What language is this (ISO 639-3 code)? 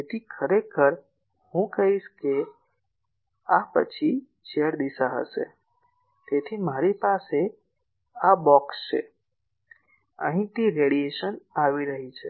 guj